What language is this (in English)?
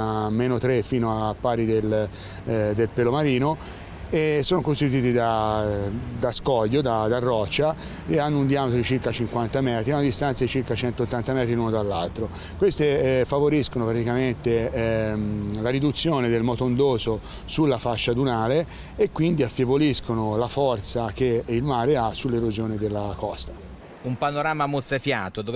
Italian